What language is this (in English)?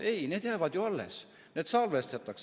Estonian